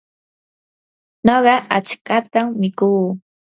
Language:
Yanahuanca Pasco Quechua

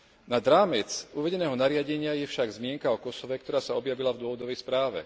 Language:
Slovak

